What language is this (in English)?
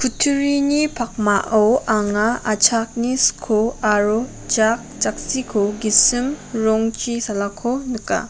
Garo